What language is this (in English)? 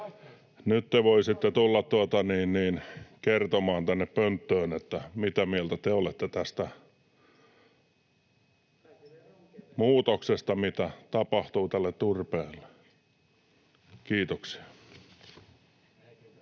Finnish